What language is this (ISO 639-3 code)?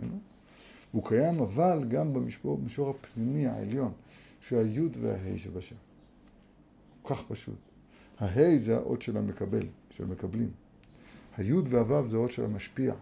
heb